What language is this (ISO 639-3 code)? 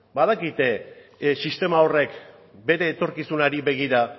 eus